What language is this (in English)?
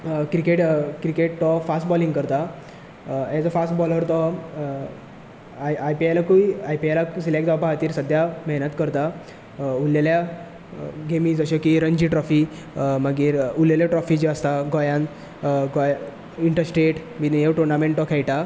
Konkani